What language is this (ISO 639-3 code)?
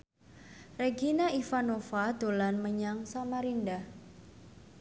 jav